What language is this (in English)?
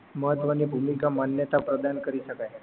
Gujarati